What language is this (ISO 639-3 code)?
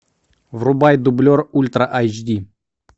rus